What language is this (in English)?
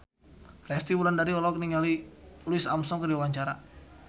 Sundanese